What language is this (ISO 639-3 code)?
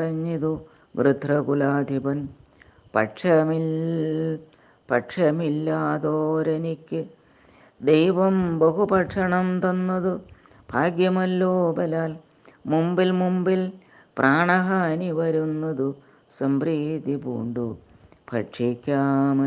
mal